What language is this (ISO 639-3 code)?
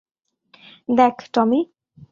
ben